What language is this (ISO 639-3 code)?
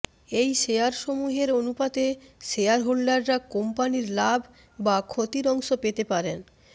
ben